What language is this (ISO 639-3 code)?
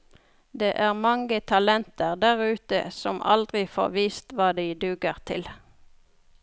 nor